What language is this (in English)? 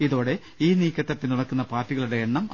Malayalam